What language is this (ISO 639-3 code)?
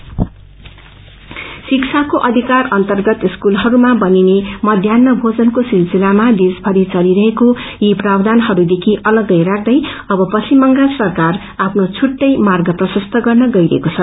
nep